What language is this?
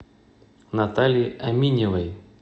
Russian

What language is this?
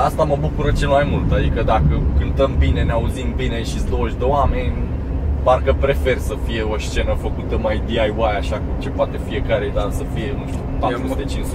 Romanian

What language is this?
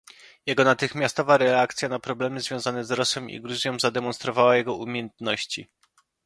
Polish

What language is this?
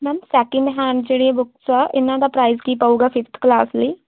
Punjabi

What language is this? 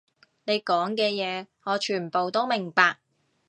Cantonese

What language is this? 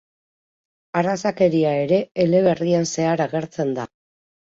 Basque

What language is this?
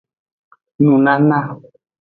Aja (Benin)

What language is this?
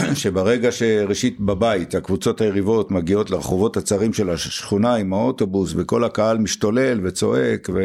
Hebrew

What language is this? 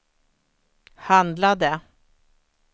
Swedish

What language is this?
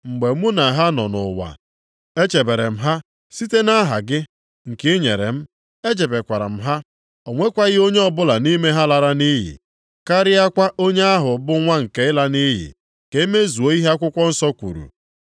Igbo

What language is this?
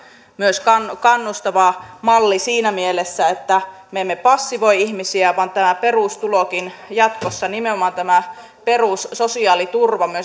Finnish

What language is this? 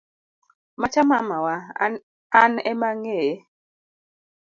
Luo (Kenya and Tanzania)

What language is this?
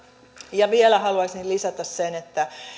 Finnish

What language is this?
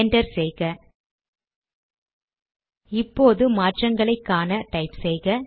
Tamil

